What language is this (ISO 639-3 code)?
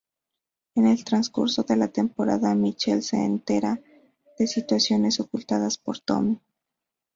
spa